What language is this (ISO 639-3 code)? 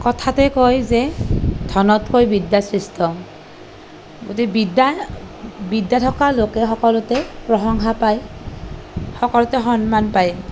asm